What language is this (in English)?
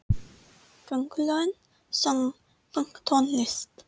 Icelandic